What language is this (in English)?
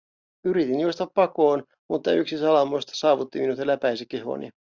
Finnish